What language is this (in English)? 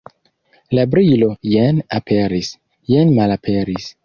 Esperanto